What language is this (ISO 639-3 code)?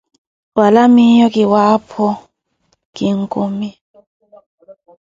eko